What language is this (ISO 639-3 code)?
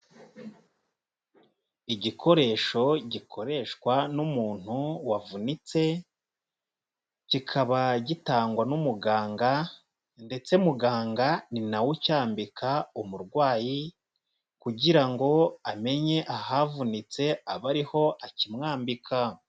kin